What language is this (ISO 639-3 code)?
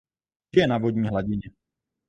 ces